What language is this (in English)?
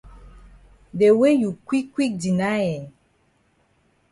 Cameroon Pidgin